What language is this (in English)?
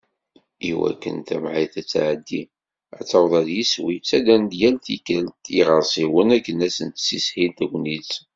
Kabyle